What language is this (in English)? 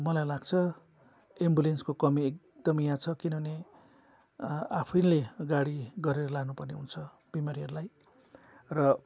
Nepali